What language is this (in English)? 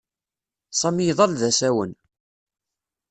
Kabyle